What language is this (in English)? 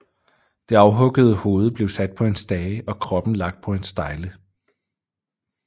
Danish